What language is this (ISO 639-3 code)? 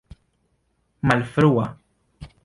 epo